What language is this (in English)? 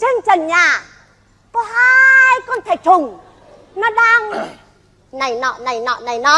Vietnamese